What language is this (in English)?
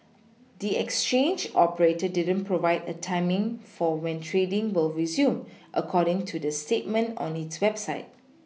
English